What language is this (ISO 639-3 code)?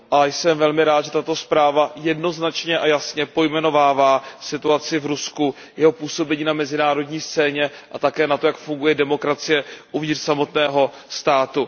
ces